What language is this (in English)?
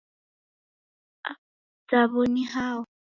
Taita